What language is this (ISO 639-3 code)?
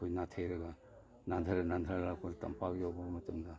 mni